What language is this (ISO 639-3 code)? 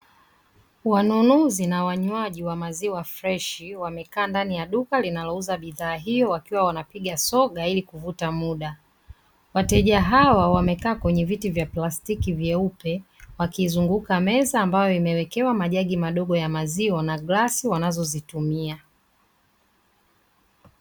swa